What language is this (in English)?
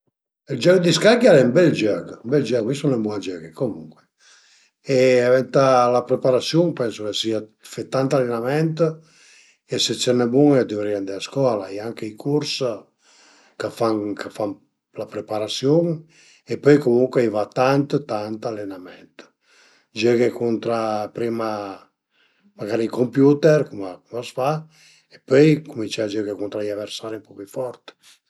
Piedmontese